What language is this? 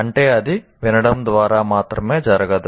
Telugu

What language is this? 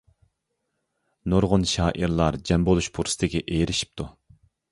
Uyghur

